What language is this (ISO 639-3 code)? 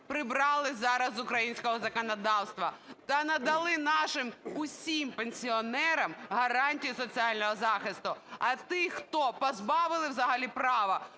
ukr